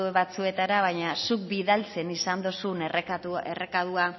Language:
Basque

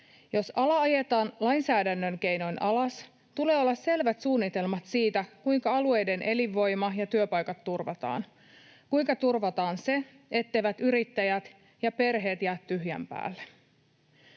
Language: Finnish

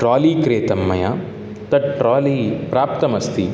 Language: Sanskrit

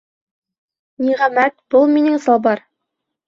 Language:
Bashkir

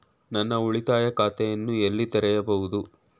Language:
Kannada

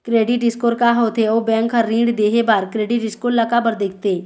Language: Chhattisgarhi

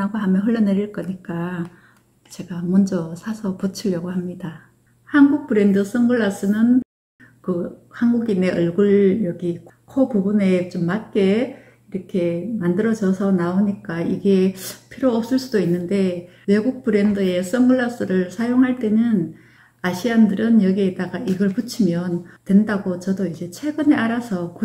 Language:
Korean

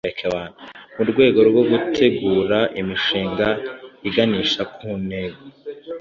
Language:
Kinyarwanda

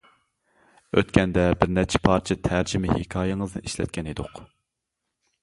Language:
Uyghur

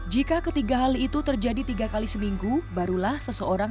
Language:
Indonesian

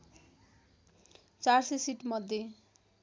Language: Nepali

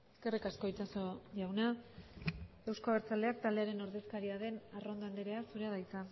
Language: Basque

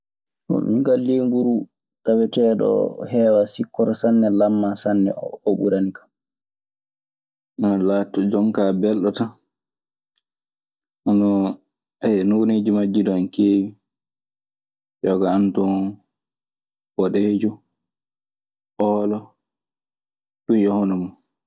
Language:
Maasina Fulfulde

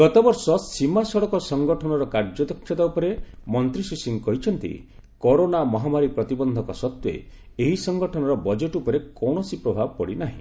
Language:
Odia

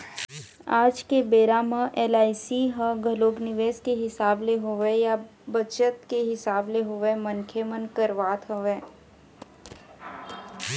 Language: Chhattisgarhi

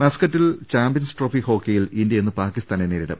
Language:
Malayalam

